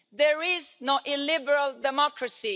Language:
English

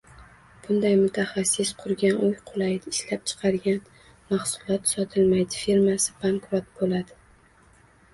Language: Uzbek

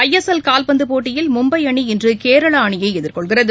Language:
Tamil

